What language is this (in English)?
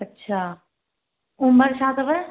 Sindhi